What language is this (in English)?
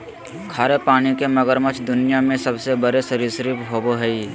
Magahi